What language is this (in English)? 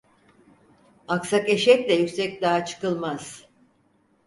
Turkish